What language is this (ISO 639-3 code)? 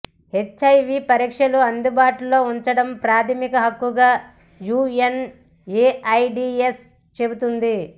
tel